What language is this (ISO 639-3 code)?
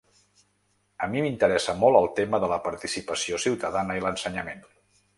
cat